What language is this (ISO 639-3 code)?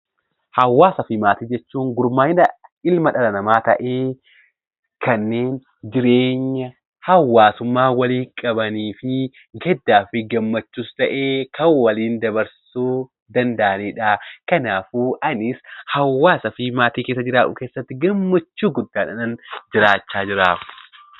orm